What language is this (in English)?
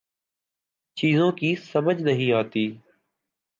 Urdu